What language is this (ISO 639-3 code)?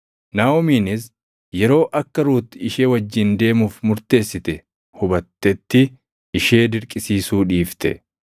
orm